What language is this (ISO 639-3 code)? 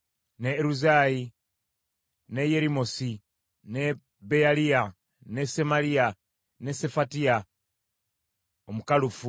lug